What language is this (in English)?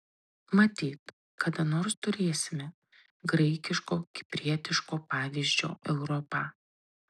Lithuanian